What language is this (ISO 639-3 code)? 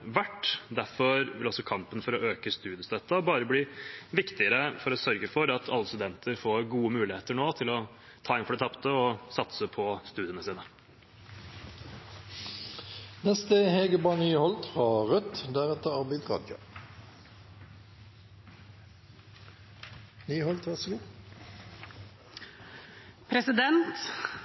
nob